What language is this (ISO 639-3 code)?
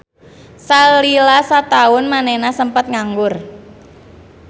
sun